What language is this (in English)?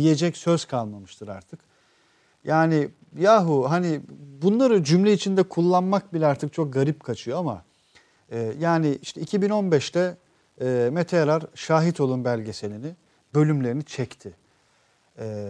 Turkish